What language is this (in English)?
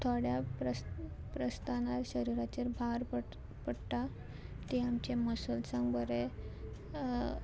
Konkani